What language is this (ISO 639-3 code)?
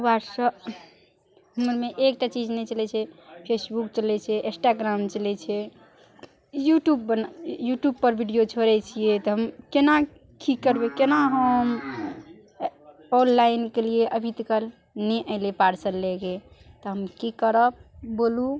mai